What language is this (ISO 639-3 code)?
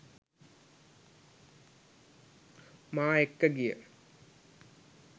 sin